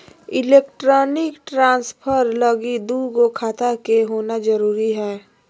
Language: Magahi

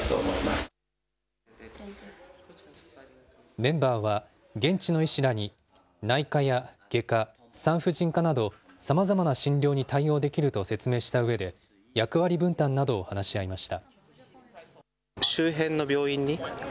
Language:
Japanese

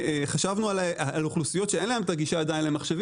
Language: Hebrew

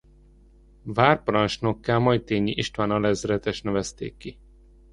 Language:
Hungarian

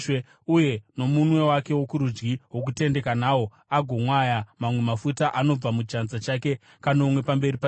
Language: Shona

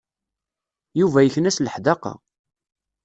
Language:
Kabyle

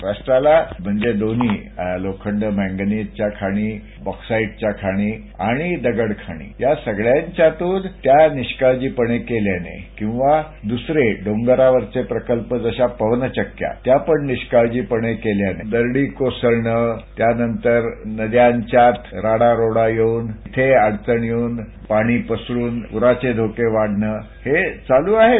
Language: Marathi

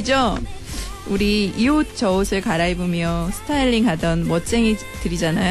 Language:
Korean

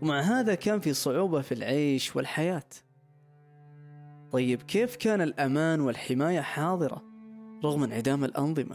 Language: Arabic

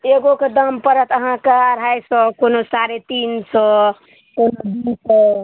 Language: Maithili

